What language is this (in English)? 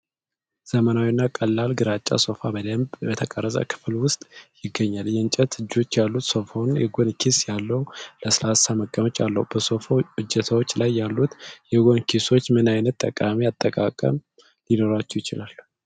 Amharic